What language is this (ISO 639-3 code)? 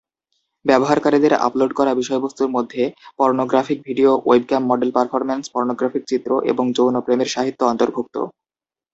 ben